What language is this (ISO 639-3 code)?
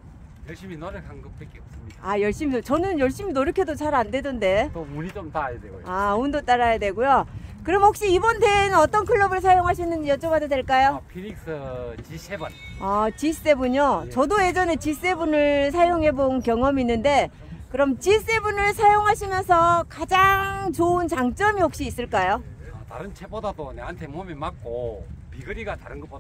kor